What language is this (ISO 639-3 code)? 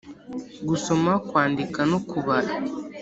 kin